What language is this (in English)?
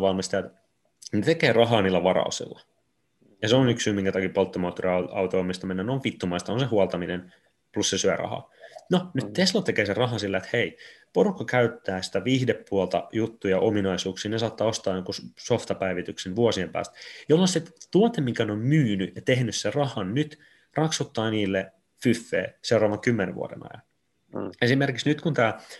Finnish